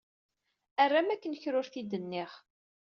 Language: Kabyle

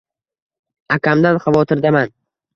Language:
Uzbek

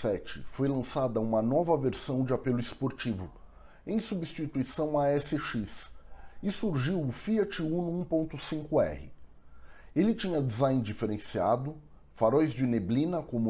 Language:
Portuguese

